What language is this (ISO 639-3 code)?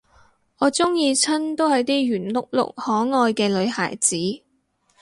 yue